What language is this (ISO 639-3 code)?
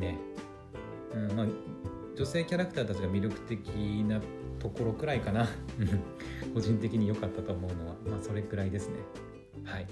jpn